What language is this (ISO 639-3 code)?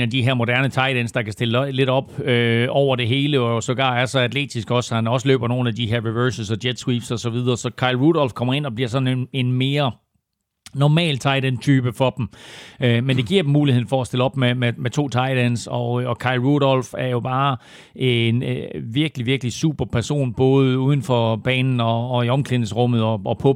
dan